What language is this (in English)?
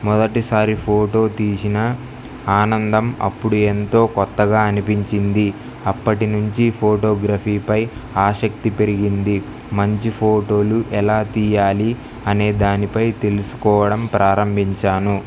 Telugu